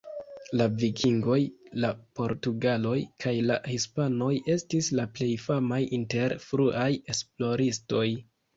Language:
Esperanto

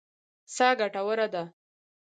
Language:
Pashto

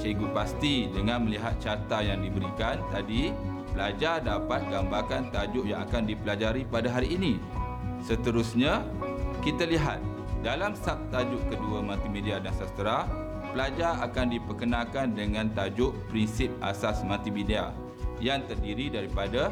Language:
Malay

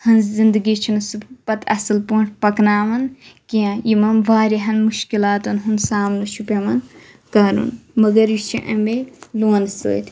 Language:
Kashmiri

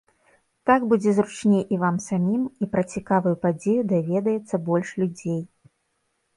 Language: Belarusian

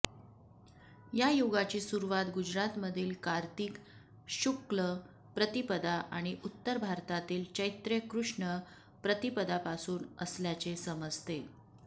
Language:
Marathi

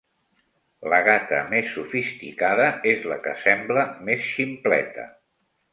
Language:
Catalan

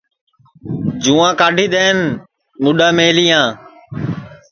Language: Sansi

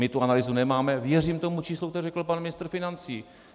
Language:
Czech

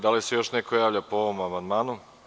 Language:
Serbian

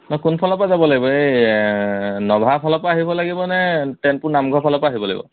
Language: Assamese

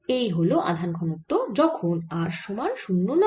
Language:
Bangla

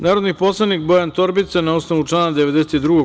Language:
Serbian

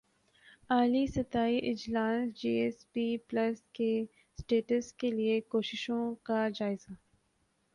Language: Urdu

